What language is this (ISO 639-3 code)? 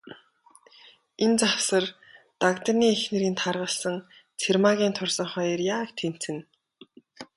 mon